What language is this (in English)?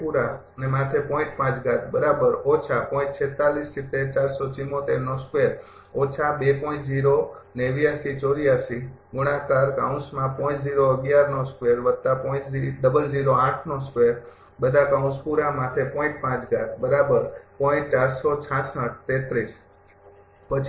Gujarati